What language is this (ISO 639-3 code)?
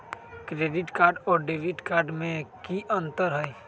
mag